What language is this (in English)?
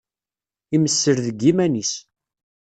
Kabyle